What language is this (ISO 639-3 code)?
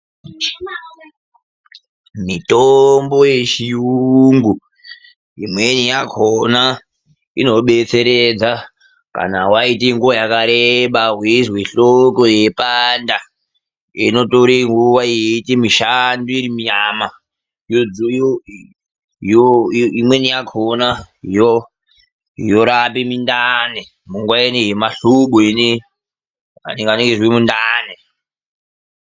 ndc